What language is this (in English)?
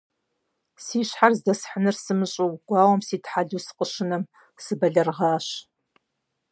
Kabardian